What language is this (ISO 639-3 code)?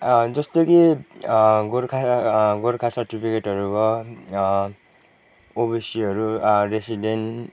nep